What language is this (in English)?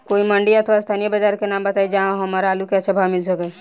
Bhojpuri